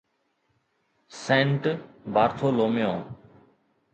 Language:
Sindhi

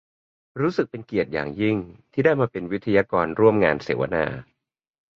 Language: Thai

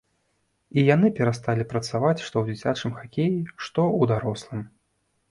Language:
Belarusian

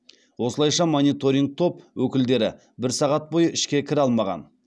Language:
Kazakh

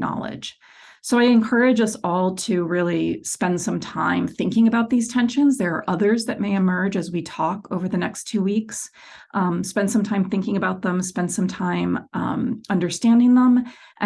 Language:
English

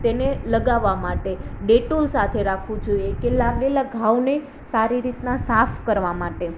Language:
Gujarati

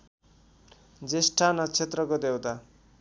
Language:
Nepali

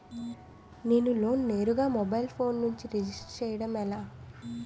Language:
Telugu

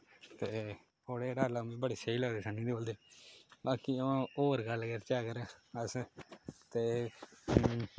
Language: Dogri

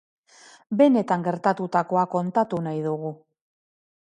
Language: Basque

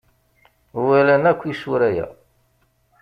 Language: Kabyle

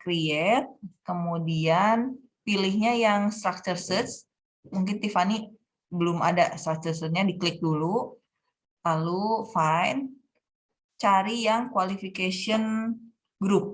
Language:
Indonesian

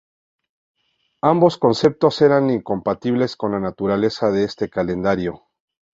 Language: Spanish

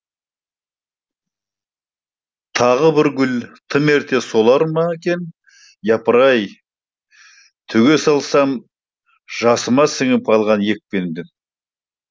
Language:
Kazakh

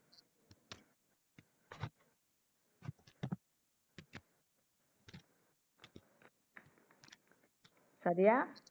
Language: Bangla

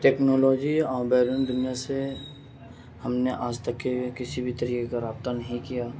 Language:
Urdu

